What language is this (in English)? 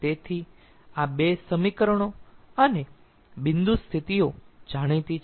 Gujarati